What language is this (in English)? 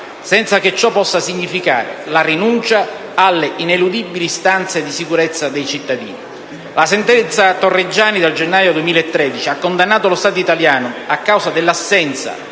Italian